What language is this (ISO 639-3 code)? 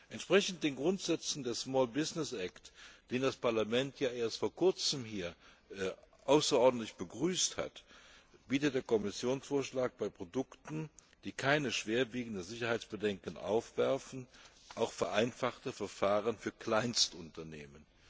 deu